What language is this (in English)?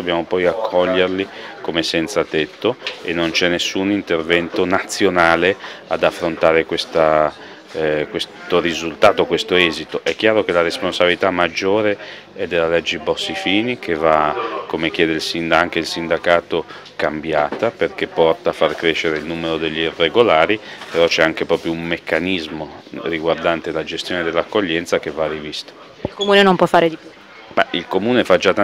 Italian